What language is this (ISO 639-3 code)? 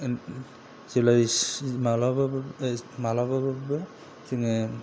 brx